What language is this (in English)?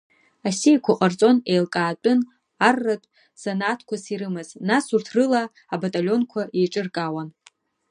Abkhazian